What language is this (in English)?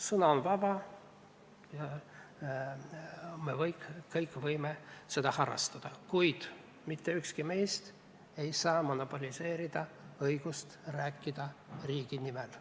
Estonian